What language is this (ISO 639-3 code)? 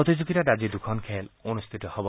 asm